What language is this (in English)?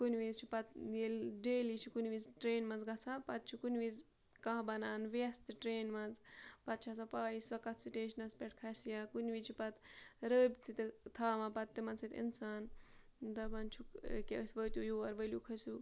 Kashmiri